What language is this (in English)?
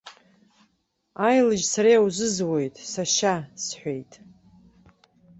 Abkhazian